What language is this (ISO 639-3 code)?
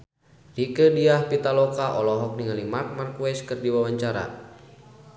sun